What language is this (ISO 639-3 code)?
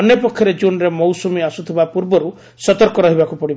ori